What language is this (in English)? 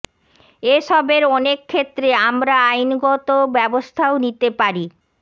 Bangla